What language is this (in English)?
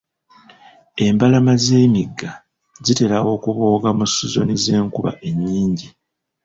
Ganda